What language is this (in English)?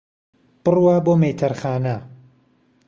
Central Kurdish